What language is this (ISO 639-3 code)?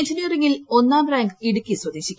mal